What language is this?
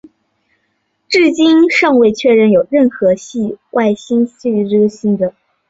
Chinese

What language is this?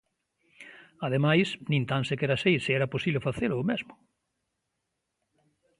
Galician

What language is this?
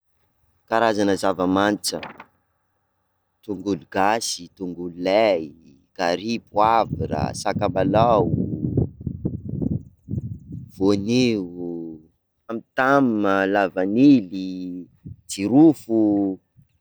Sakalava Malagasy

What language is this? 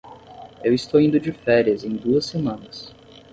Portuguese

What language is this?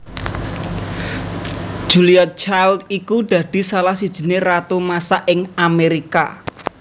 Javanese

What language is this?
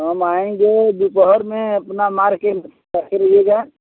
Hindi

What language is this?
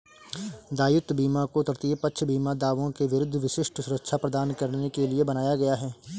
Hindi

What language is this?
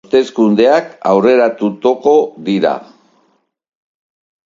Basque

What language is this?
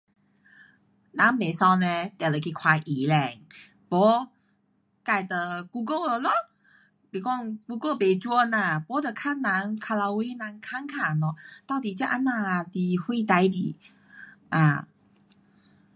Pu-Xian Chinese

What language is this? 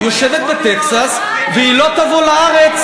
Hebrew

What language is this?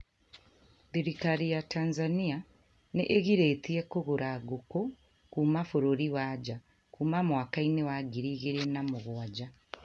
Kikuyu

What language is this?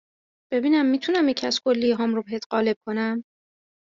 Persian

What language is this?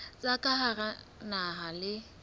Southern Sotho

